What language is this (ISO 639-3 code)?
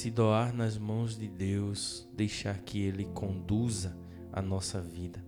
por